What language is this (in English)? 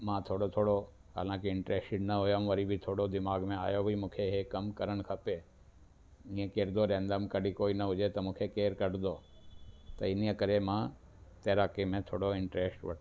Sindhi